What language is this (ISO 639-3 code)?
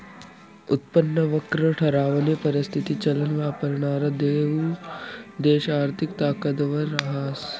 mar